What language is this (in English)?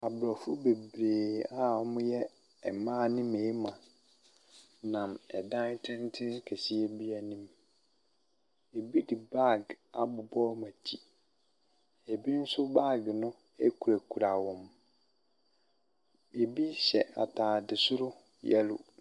Akan